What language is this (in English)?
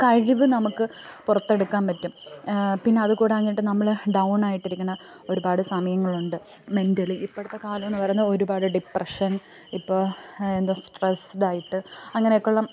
Malayalam